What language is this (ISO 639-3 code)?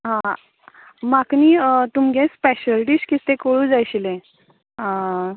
kok